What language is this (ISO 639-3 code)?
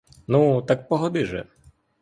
ukr